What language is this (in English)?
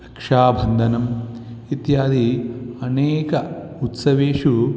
Sanskrit